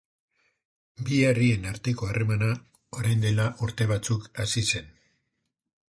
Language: Basque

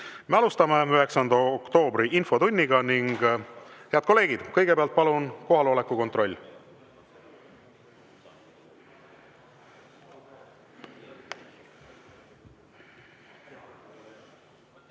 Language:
Estonian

